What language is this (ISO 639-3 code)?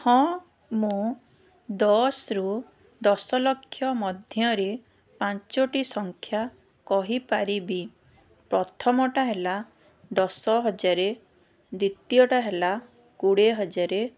ori